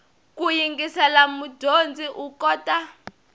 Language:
Tsonga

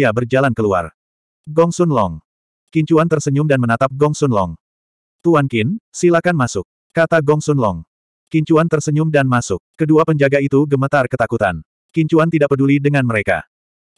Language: Indonesian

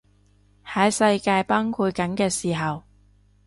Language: Cantonese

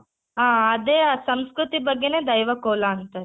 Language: Kannada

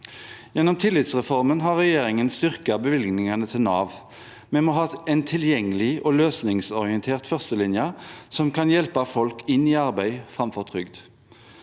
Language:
Norwegian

